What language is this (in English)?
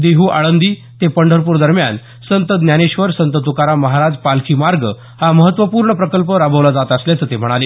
Marathi